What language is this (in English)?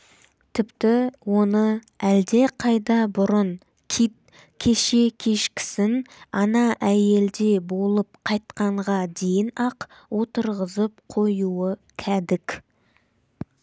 Kazakh